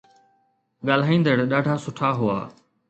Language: Sindhi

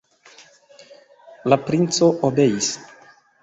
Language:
Esperanto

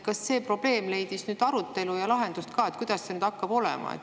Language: Estonian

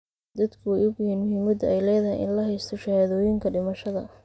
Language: Somali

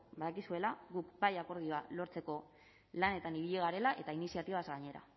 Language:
Basque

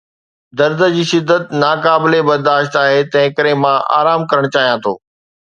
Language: Sindhi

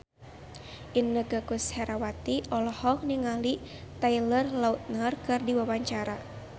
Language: Sundanese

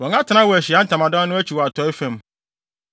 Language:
Akan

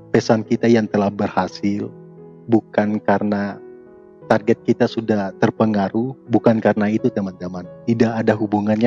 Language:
Indonesian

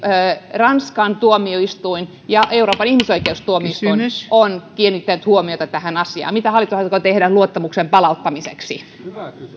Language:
Finnish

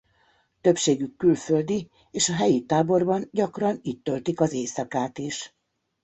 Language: Hungarian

